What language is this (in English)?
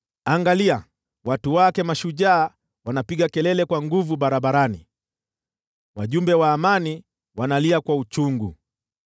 Swahili